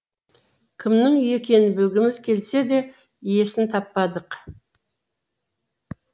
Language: Kazakh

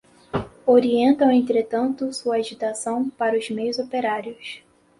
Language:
Portuguese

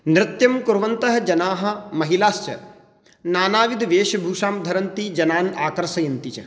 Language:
Sanskrit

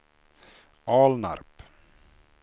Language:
Swedish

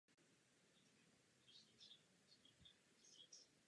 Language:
Czech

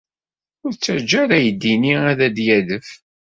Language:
Kabyle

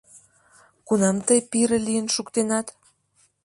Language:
Mari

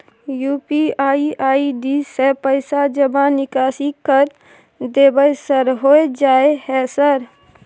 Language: Maithili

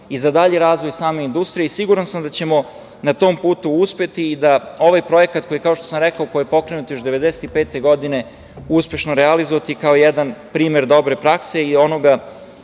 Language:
Serbian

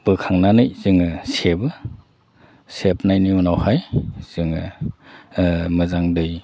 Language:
Bodo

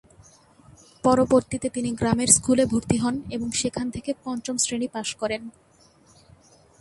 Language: Bangla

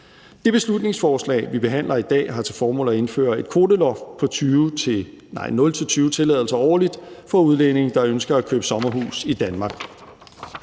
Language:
Danish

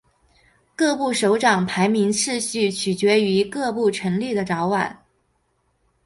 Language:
Chinese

